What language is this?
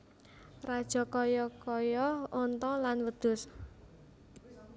Javanese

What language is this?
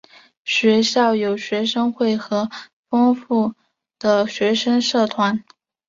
Chinese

